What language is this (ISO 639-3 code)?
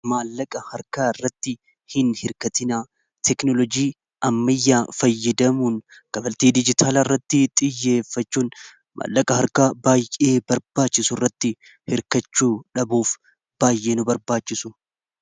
orm